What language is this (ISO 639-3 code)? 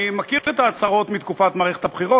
heb